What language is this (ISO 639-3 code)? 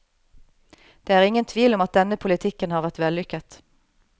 nor